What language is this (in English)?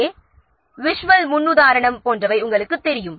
Tamil